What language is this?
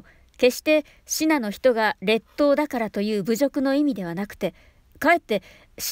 Japanese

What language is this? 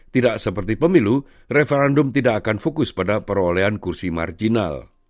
Indonesian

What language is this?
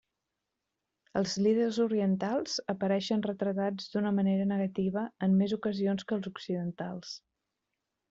Catalan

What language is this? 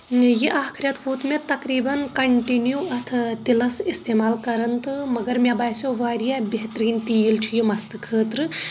Kashmiri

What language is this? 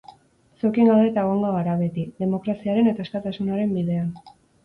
Basque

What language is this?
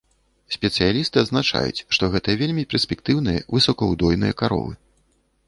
Belarusian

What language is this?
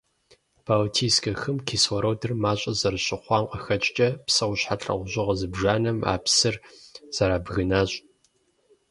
Kabardian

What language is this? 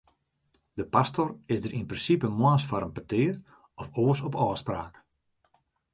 Western Frisian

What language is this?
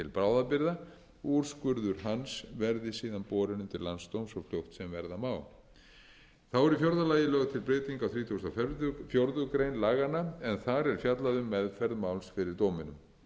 Icelandic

